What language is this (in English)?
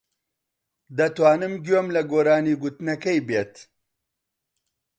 Central Kurdish